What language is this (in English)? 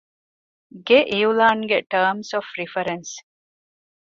Divehi